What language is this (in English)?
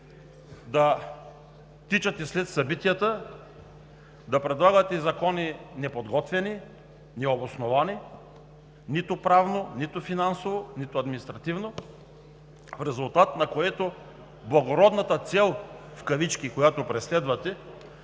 Bulgarian